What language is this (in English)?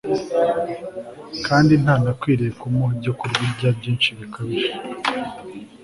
Kinyarwanda